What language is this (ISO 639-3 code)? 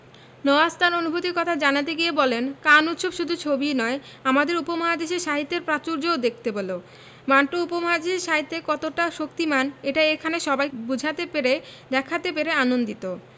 ben